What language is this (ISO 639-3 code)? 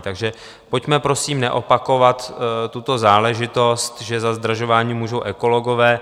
ces